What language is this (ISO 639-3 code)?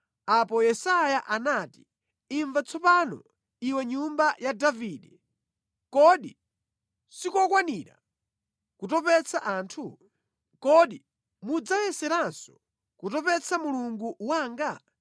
nya